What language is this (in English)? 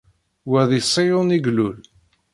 Kabyle